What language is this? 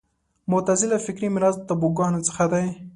Pashto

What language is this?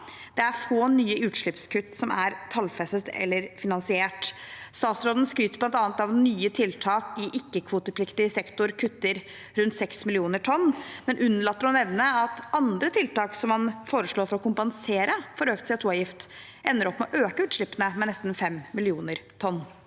Norwegian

